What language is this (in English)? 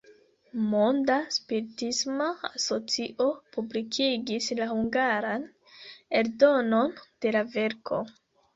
Esperanto